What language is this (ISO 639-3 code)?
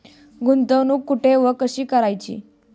mar